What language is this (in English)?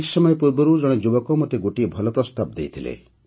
Odia